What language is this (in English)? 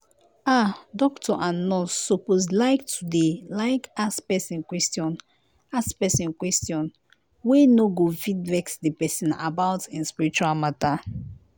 Nigerian Pidgin